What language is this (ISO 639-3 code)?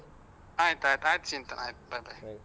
kan